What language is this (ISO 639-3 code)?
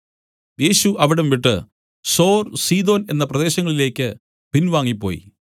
mal